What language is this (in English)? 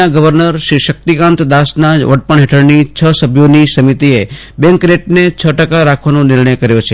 Gujarati